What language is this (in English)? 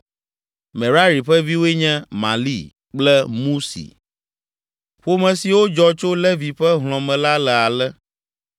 Ewe